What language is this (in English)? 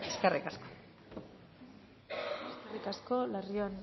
Basque